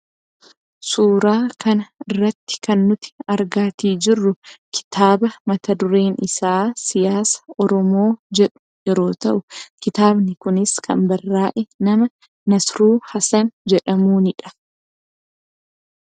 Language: Oromo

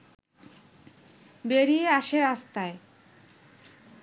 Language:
Bangla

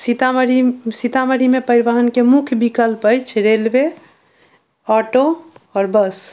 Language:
Maithili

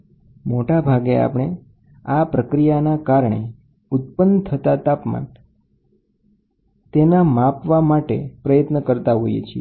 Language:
Gujarati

